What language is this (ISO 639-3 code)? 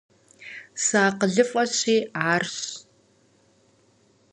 kbd